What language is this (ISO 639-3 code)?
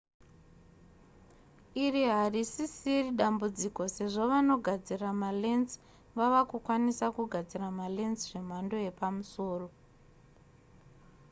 sna